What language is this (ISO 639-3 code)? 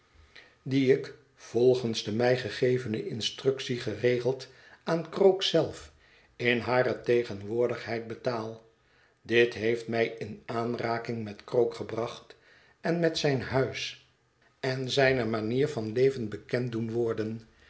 nld